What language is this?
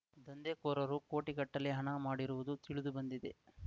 Kannada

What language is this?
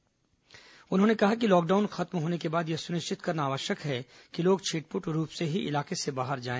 Hindi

